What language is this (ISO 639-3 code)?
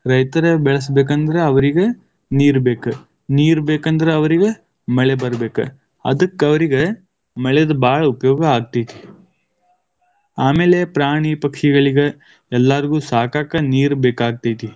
kan